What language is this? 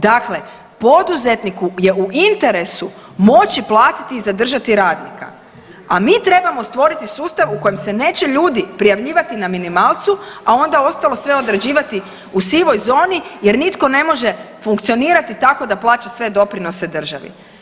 Croatian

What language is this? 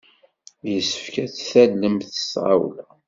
Kabyle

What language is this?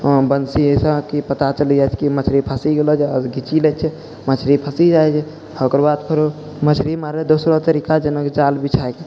Maithili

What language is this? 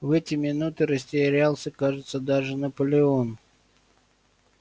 Russian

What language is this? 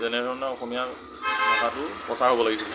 Assamese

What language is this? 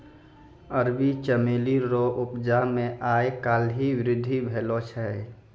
Maithili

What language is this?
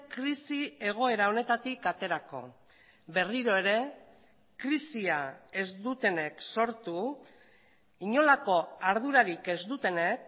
Basque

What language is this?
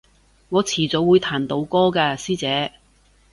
Cantonese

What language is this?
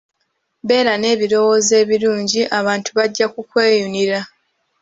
Ganda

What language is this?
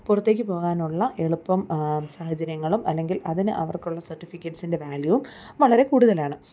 Malayalam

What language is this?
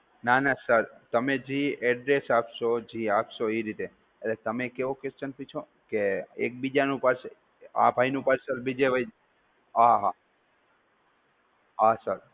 Gujarati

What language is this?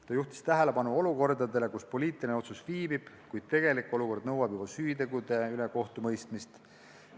Estonian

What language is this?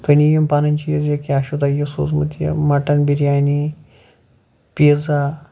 Kashmiri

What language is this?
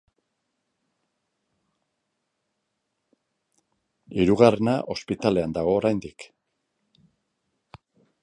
Basque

